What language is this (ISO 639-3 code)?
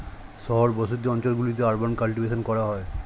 ben